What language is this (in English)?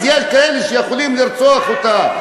Hebrew